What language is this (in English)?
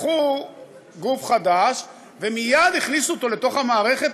Hebrew